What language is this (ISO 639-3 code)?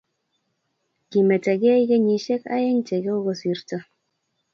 kln